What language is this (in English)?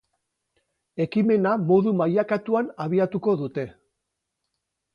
Basque